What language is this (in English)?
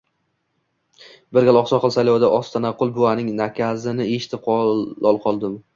Uzbek